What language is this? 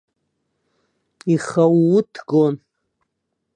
Abkhazian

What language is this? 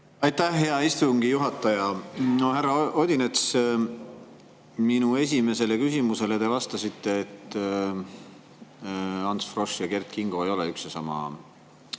Estonian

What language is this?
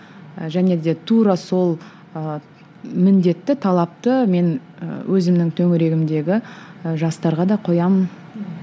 Kazakh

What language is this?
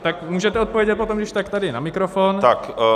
Czech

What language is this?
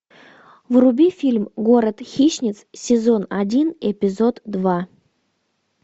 Russian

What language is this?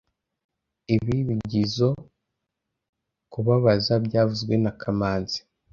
Kinyarwanda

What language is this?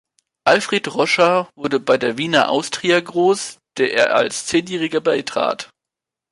German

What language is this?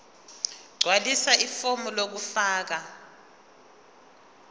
Zulu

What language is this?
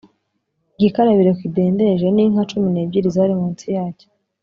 Kinyarwanda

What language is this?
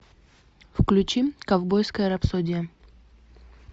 Russian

